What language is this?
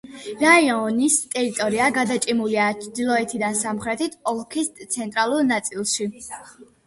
Georgian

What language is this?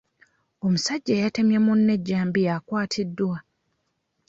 Ganda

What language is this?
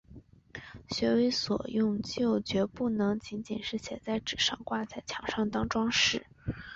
Chinese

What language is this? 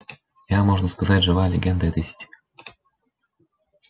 Russian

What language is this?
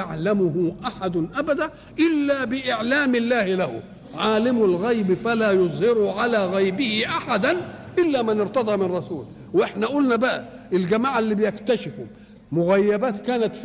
Arabic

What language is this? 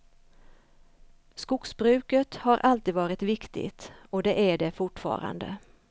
Swedish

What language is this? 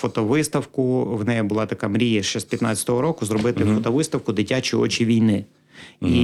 Ukrainian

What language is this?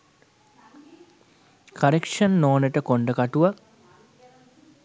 Sinhala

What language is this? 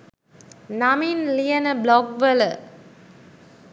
Sinhala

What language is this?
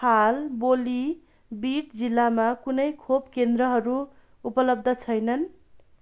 Nepali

